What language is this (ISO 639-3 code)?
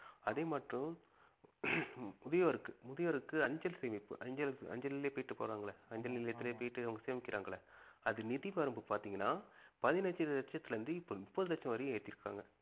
tam